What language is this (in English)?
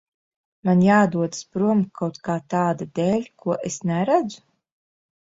Latvian